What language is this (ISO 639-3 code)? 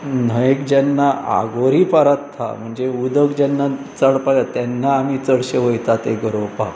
kok